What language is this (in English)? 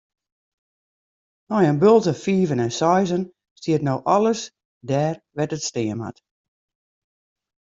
Western Frisian